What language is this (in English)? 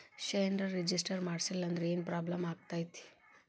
Kannada